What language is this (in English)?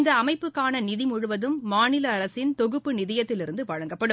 Tamil